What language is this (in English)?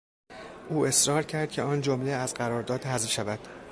Persian